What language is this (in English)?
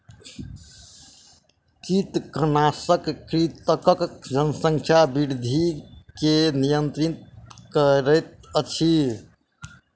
Maithili